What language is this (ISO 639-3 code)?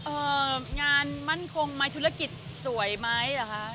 tha